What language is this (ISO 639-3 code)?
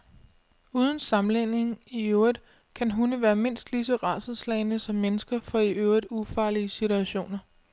dan